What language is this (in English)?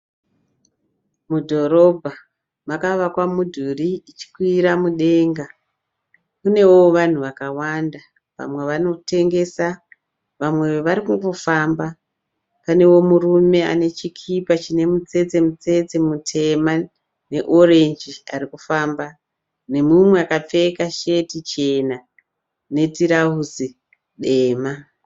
Shona